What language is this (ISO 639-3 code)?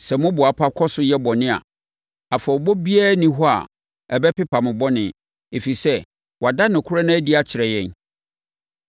aka